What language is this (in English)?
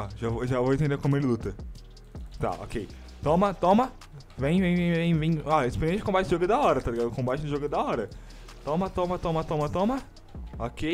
Portuguese